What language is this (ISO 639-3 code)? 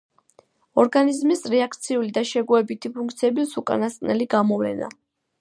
kat